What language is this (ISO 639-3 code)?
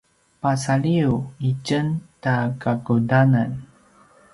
pwn